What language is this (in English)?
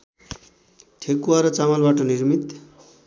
Nepali